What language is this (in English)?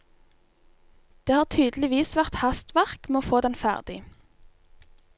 Norwegian